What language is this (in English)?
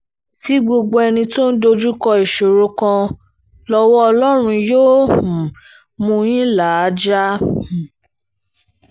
Yoruba